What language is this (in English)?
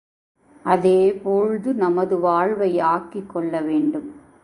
Tamil